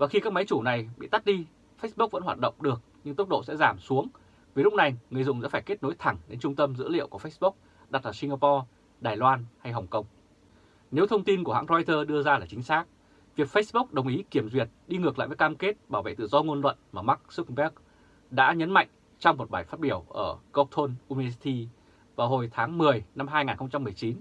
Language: Vietnamese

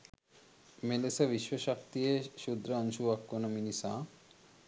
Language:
Sinhala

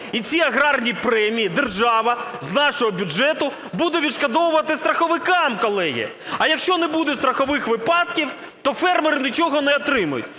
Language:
Ukrainian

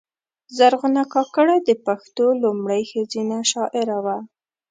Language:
Pashto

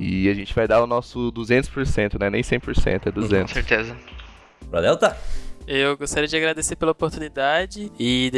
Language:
Portuguese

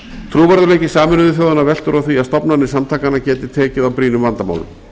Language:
Icelandic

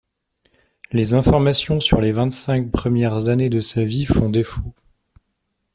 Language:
French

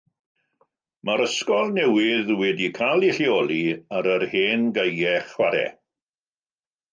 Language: Welsh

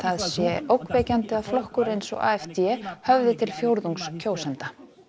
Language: Icelandic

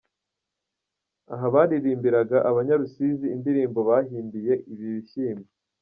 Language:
Kinyarwanda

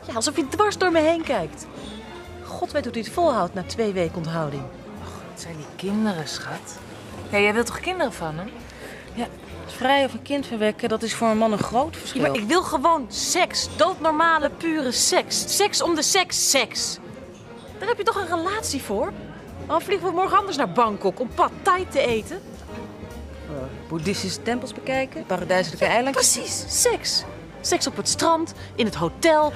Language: Dutch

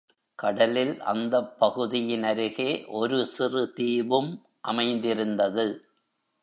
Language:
Tamil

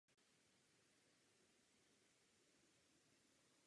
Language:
Czech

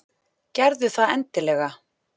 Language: Icelandic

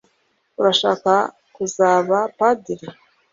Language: Kinyarwanda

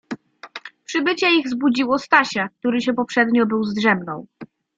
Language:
Polish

